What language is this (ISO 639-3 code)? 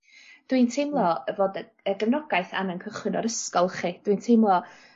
cym